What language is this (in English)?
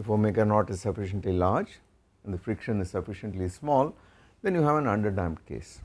English